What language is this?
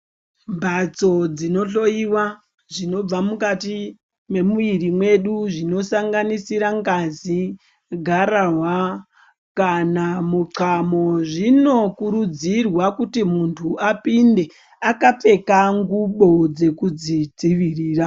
Ndau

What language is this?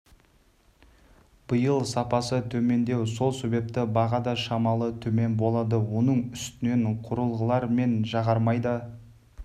Kazakh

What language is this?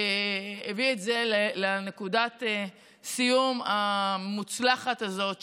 Hebrew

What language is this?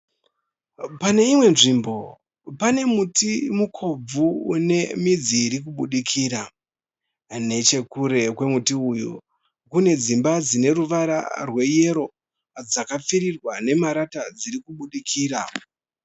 Shona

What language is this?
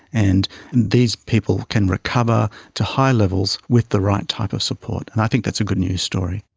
English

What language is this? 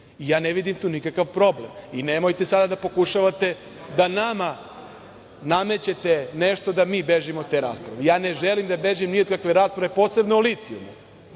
Serbian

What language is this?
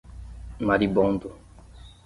Portuguese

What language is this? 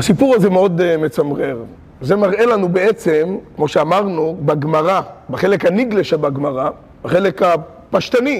Hebrew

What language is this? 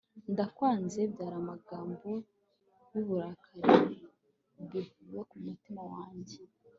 Kinyarwanda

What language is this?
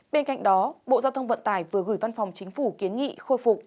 Vietnamese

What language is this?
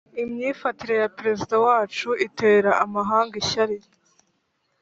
Kinyarwanda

